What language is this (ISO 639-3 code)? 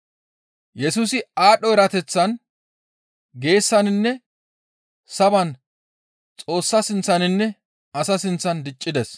gmv